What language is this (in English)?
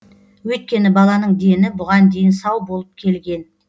Kazakh